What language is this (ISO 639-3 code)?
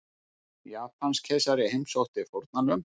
isl